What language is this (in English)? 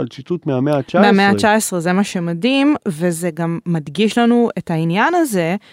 Hebrew